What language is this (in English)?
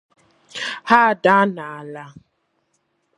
Igbo